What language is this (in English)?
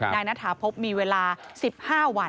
Thai